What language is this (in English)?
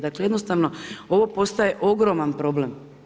Croatian